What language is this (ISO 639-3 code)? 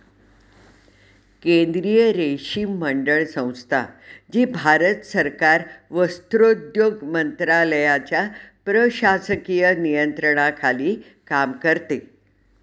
mar